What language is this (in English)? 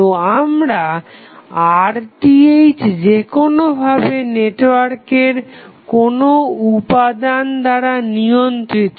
Bangla